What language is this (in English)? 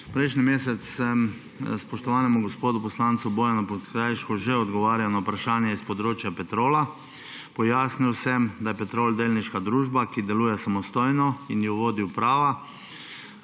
Slovenian